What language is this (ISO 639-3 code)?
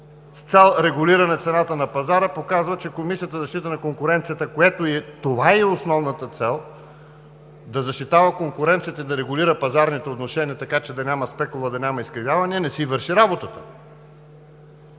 bul